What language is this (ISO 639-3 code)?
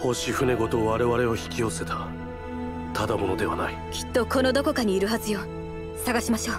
jpn